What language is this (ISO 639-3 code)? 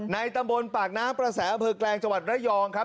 tha